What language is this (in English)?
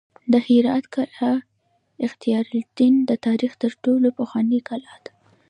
Pashto